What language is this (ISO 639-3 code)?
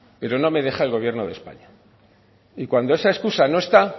spa